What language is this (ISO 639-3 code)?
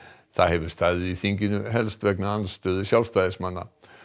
isl